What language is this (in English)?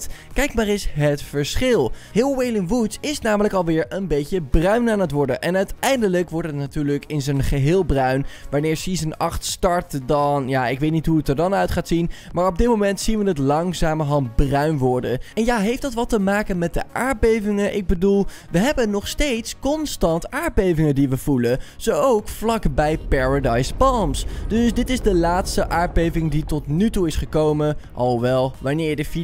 Dutch